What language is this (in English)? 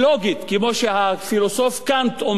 Hebrew